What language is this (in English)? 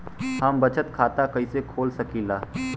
Bhojpuri